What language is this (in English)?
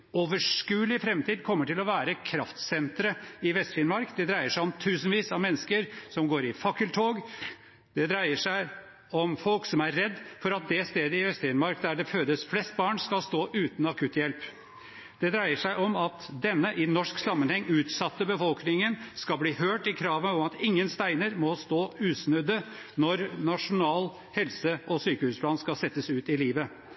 Norwegian Bokmål